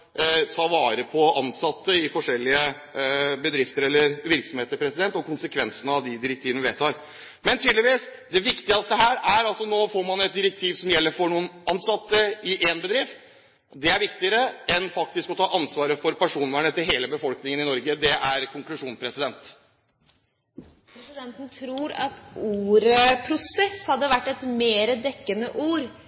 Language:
Norwegian Bokmål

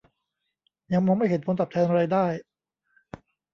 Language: Thai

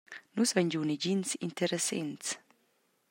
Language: Romansh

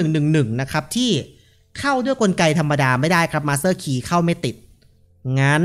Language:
Thai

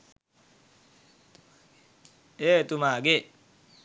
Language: Sinhala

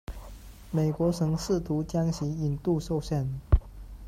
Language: Chinese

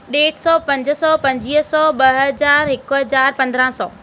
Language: Sindhi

